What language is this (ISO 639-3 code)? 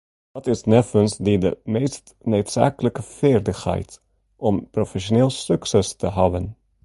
fry